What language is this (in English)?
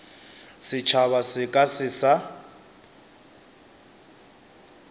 Northern Sotho